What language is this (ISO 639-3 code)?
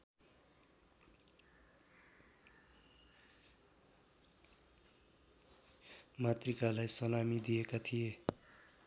nep